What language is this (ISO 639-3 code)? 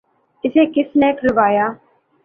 urd